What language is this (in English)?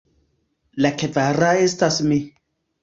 Esperanto